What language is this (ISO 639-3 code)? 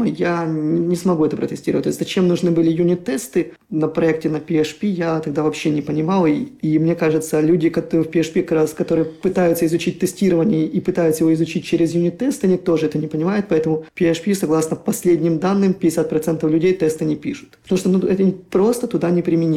rus